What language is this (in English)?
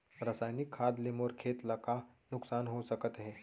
Chhattisgarhi